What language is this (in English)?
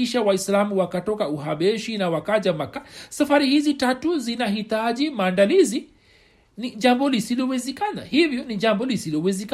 Swahili